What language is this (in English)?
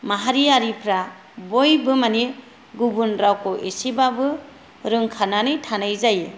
Bodo